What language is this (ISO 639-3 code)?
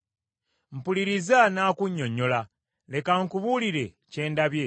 lug